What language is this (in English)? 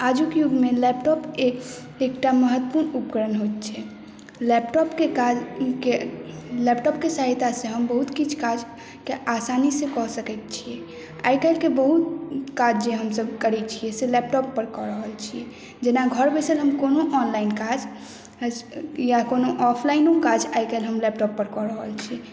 Maithili